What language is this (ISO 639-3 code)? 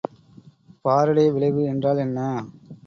tam